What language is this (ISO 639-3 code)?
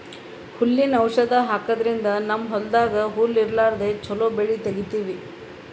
kan